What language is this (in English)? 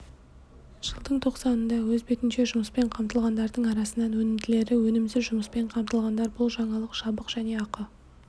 Kazakh